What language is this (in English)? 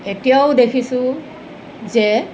Assamese